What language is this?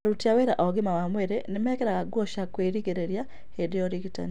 Kikuyu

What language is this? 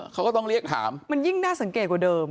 Thai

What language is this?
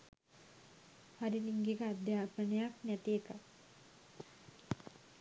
Sinhala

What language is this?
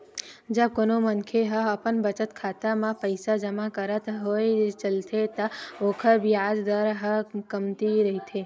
Chhattisgarhi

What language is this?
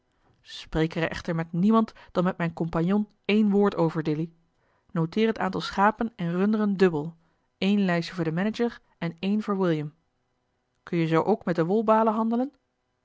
Dutch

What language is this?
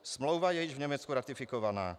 Czech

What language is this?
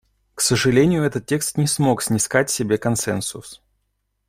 Russian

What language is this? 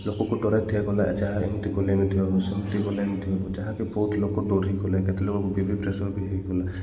Odia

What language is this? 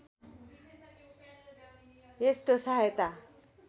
Nepali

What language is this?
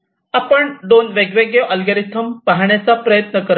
Marathi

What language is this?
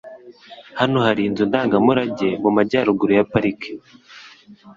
Kinyarwanda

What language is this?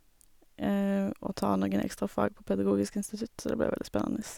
Norwegian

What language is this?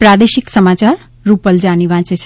Gujarati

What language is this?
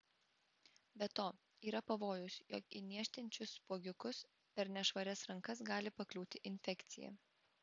Lithuanian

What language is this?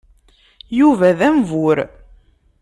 Kabyle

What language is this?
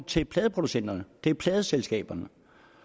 Danish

